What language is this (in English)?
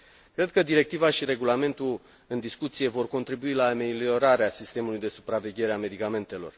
Romanian